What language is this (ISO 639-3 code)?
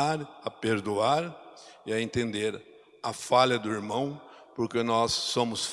por